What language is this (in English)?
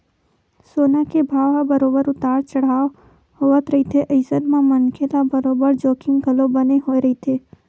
Chhattisgarhi